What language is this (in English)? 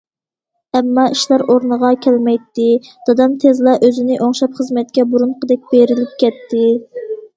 Uyghur